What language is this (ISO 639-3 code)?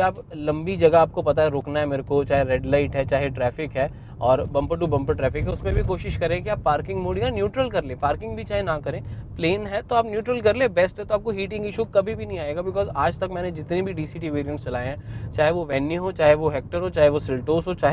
hin